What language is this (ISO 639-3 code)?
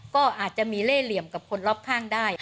tha